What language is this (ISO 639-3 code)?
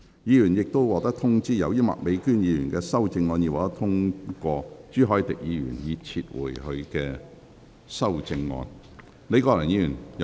yue